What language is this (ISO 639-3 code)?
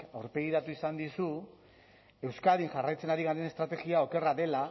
eus